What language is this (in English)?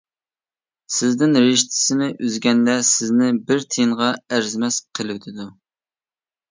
Uyghur